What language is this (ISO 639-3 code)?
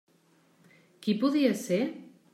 cat